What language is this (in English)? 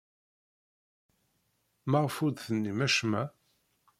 Kabyle